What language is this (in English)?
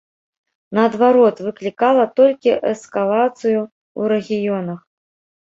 Belarusian